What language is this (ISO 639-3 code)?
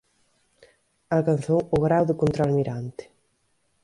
glg